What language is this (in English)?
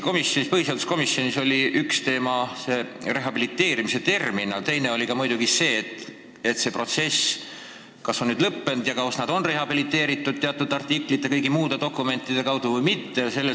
Estonian